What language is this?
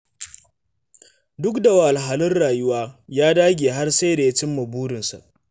Hausa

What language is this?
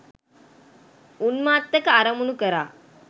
Sinhala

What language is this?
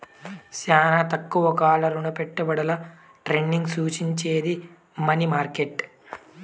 Telugu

